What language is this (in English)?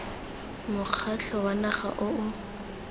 Tswana